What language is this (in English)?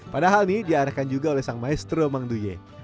Indonesian